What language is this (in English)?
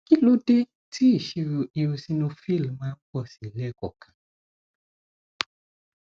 Yoruba